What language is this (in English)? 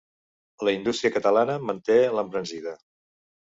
Catalan